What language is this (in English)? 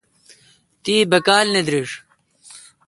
Kalkoti